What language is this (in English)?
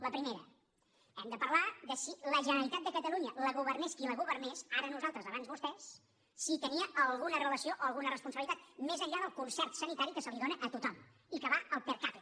Catalan